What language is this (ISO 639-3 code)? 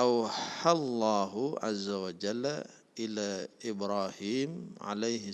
ind